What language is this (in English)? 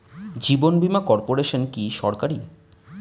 Bangla